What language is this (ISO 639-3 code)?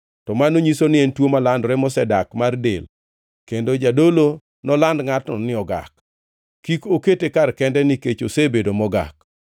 luo